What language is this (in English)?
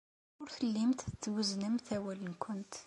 Kabyle